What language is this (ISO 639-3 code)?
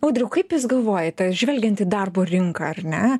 lit